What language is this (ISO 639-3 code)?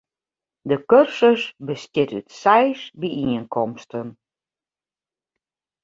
fry